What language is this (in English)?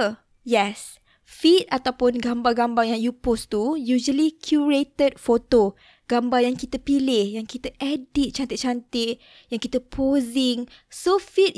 Malay